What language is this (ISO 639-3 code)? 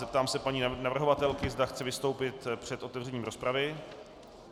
ces